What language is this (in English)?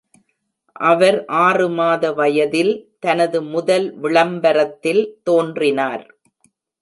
Tamil